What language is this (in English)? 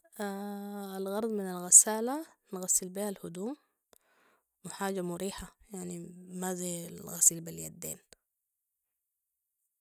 Sudanese Arabic